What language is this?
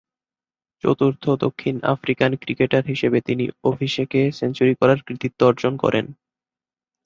Bangla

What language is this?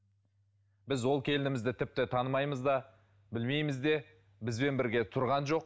Kazakh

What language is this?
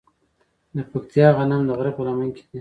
Pashto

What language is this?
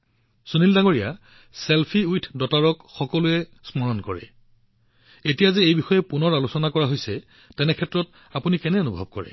Assamese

